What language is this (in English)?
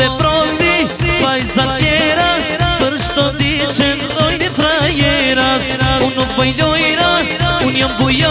Romanian